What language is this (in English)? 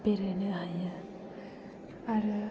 Bodo